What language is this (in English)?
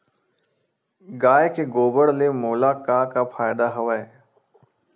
Chhattisgarhi